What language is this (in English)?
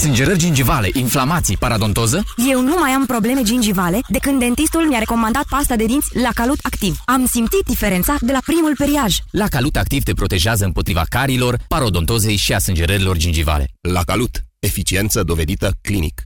Romanian